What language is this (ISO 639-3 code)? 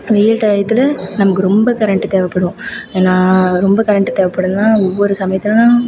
tam